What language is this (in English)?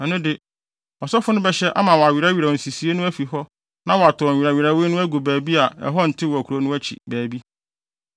Akan